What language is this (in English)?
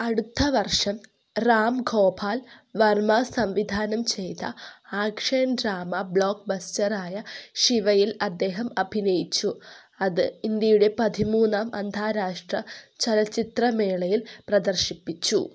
Malayalam